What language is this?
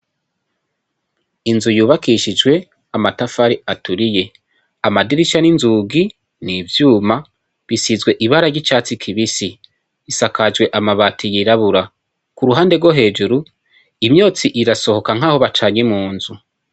Rundi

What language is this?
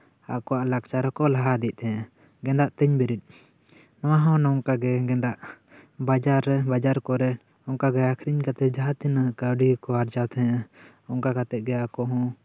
Santali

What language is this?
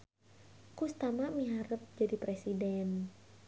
Sundanese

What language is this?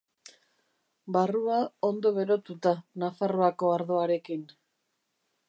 Basque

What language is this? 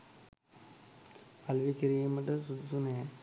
Sinhala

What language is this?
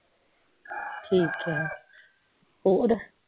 Punjabi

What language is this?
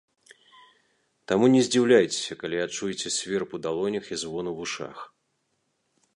Belarusian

